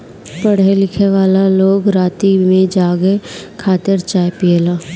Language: Bhojpuri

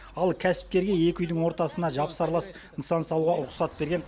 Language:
Kazakh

